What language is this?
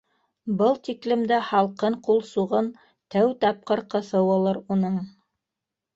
Bashkir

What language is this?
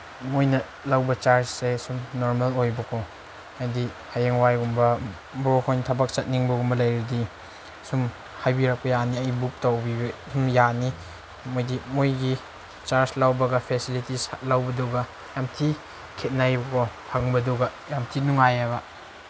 Manipuri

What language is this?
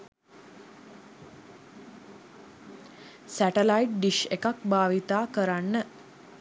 Sinhala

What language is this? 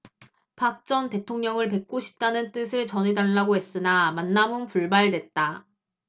Korean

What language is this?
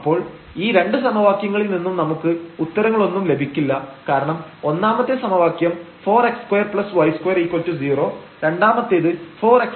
Malayalam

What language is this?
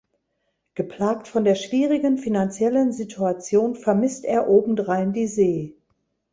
German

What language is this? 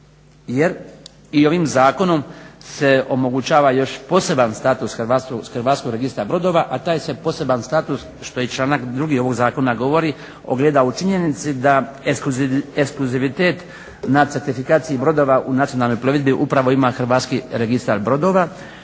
Croatian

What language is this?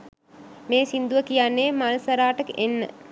Sinhala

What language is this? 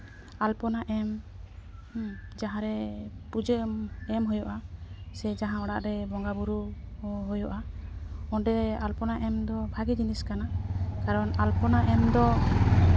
Santali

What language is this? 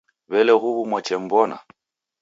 Taita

